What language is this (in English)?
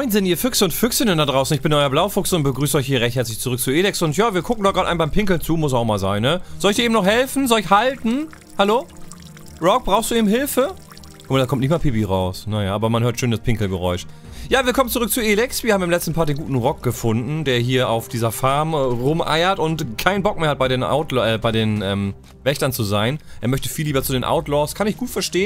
German